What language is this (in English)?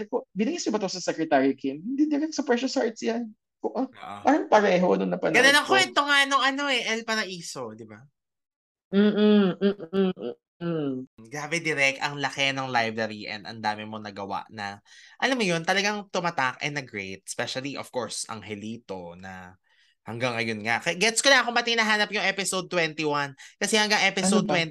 Filipino